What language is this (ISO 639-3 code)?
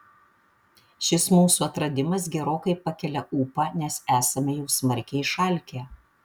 lit